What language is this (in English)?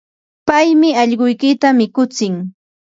Ambo-Pasco Quechua